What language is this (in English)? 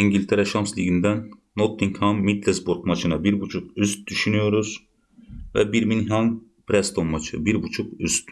Turkish